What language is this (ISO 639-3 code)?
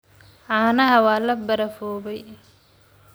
som